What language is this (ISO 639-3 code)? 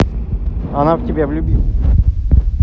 rus